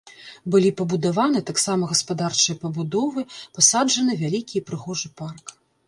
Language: Belarusian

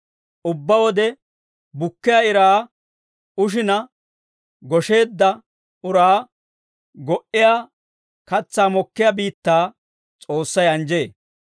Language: Dawro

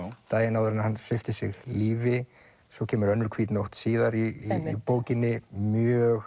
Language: Icelandic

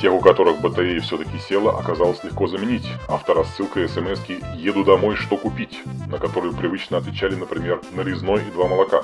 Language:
Russian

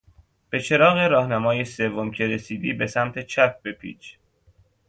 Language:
Persian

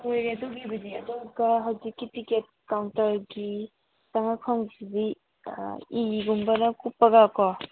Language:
Manipuri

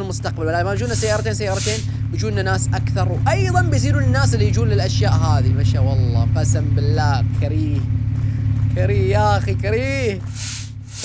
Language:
Arabic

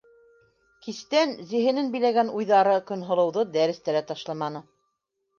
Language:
Bashkir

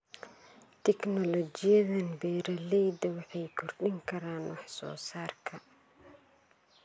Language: Somali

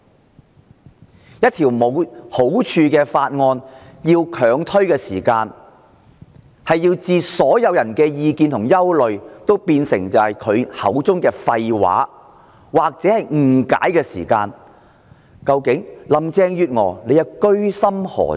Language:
Cantonese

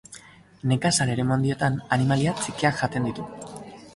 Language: Basque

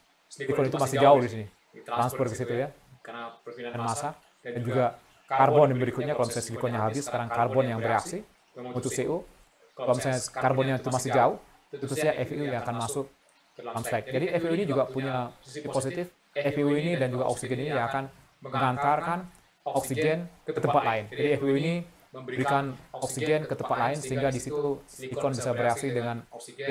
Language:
Indonesian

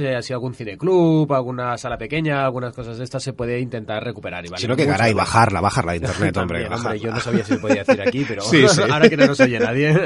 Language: Spanish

